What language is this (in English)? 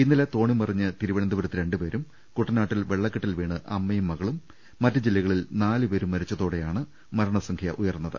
Malayalam